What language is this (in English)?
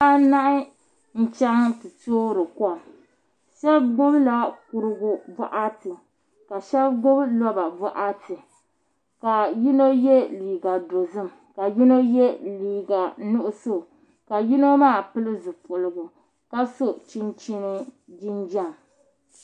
Dagbani